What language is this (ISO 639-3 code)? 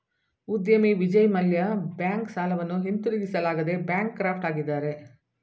kan